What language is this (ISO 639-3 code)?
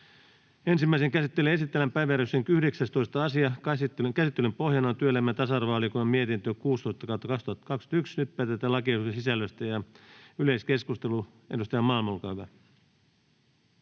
fin